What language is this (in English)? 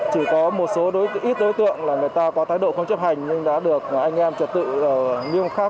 Vietnamese